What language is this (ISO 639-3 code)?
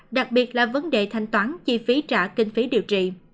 vie